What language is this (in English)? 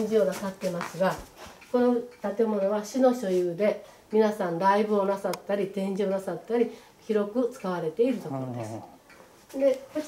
Japanese